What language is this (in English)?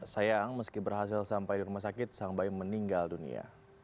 Indonesian